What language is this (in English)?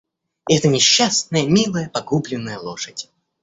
Russian